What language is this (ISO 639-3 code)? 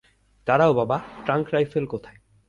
ben